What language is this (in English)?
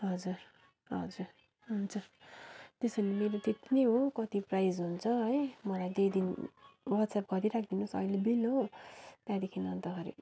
Nepali